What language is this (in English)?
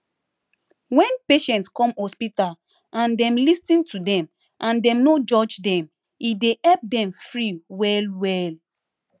Nigerian Pidgin